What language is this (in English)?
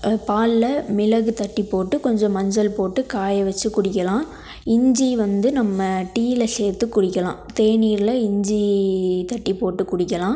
Tamil